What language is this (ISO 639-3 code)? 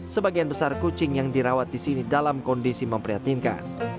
ind